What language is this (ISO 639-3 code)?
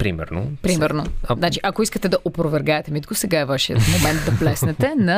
bul